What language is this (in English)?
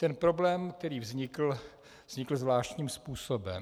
Czech